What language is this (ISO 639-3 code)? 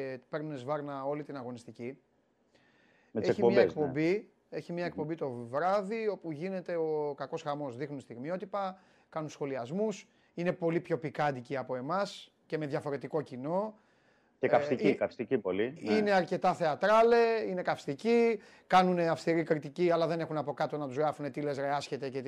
ell